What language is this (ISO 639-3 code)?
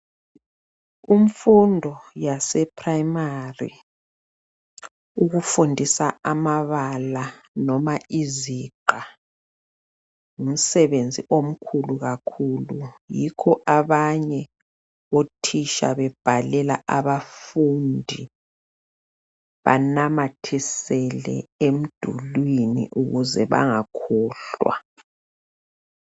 nde